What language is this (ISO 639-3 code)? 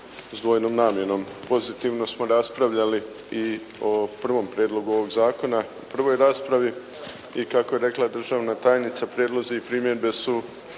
hrv